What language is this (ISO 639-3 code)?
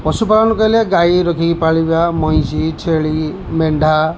ori